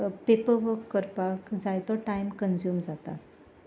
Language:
Konkani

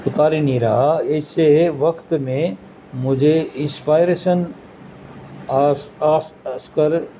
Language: Urdu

